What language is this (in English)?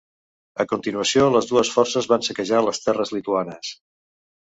Catalan